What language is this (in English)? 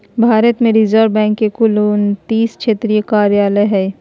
Magahi